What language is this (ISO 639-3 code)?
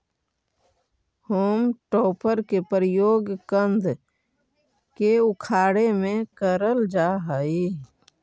mag